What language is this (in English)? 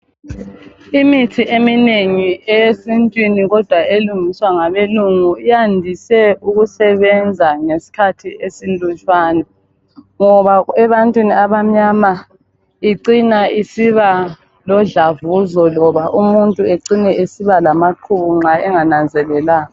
North Ndebele